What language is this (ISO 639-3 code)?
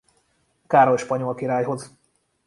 hun